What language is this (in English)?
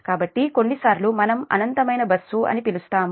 Telugu